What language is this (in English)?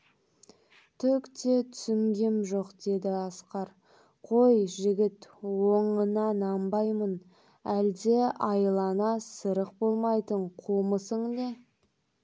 Kazakh